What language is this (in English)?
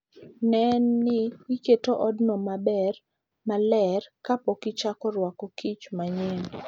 Luo (Kenya and Tanzania)